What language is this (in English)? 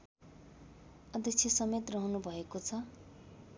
Nepali